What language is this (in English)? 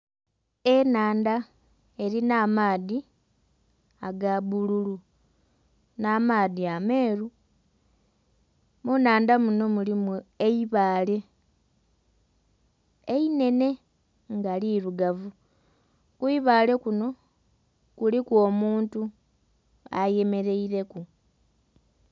Soga